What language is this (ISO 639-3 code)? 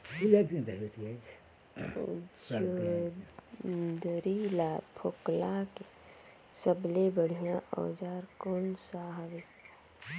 hne